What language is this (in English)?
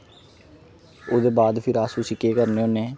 Dogri